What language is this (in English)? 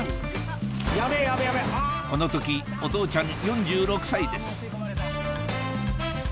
Japanese